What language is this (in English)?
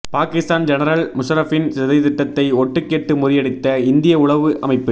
Tamil